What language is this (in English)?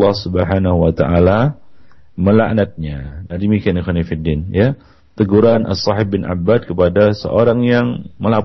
Malay